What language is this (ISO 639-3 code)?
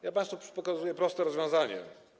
pol